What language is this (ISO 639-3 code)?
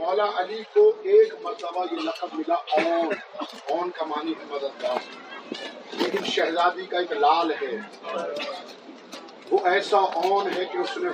urd